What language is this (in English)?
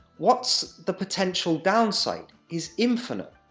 English